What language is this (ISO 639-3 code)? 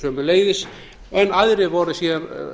isl